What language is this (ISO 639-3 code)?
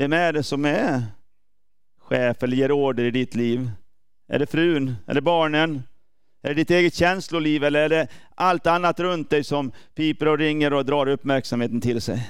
swe